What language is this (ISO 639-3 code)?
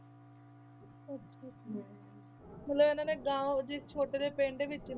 pan